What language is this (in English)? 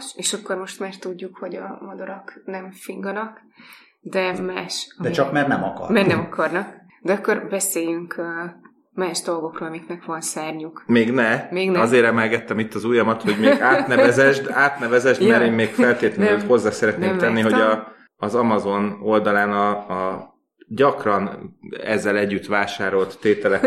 Hungarian